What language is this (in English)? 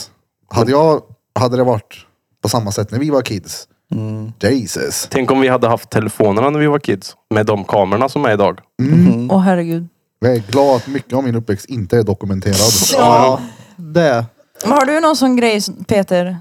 Swedish